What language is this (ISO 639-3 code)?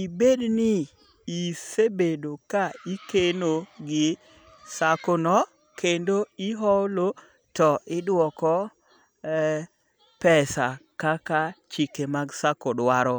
luo